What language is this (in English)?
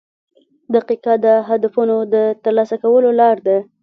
Pashto